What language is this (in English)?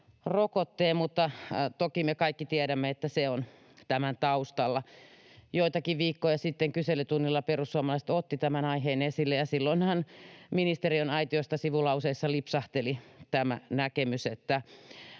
Finnish